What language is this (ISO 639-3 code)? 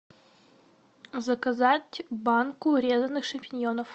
rus